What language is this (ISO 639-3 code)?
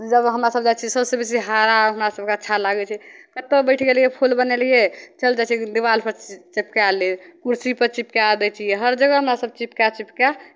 mai